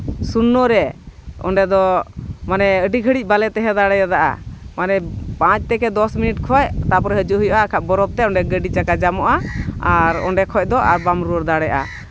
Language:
Santali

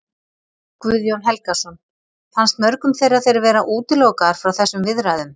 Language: Icelandic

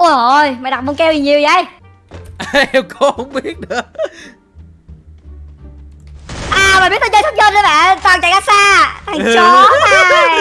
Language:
Vietnamese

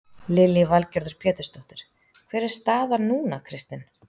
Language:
Icelandic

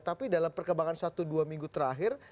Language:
Indonesian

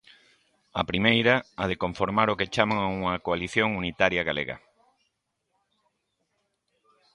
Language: Galician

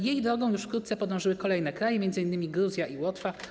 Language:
Polish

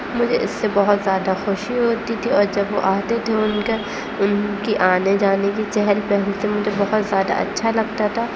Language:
Urdu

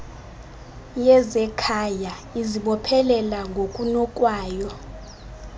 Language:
Xhosa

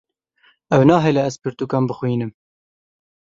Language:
Kurdish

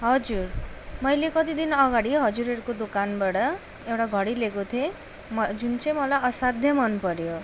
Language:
Nepali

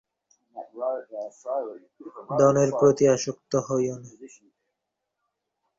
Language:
Bangla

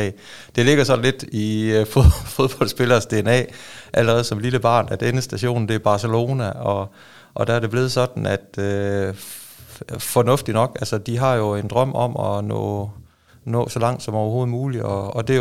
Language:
Danish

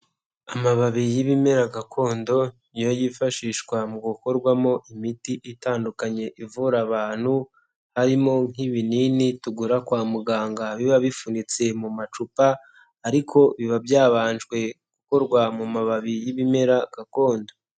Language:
Kinyarwanda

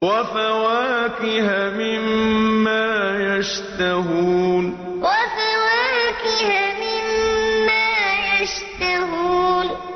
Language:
Arabic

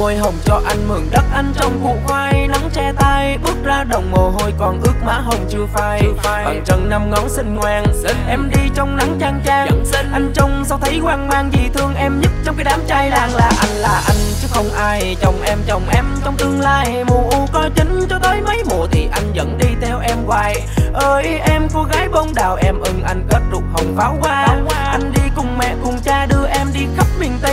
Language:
Vietnamese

